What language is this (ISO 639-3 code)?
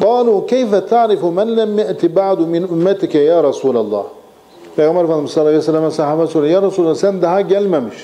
tur